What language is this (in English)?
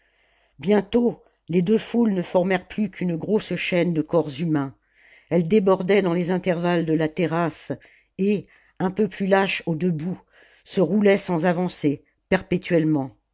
French